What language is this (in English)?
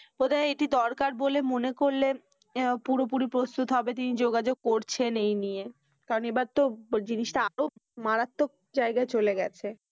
Bangla